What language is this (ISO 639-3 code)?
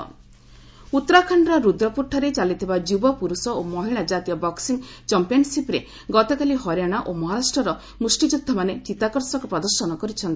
ori